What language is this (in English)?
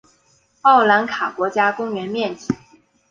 Chinese